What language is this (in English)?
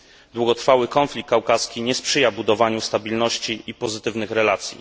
Polish